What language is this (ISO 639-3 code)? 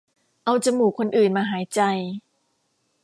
tha